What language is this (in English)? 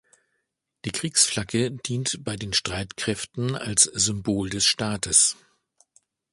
German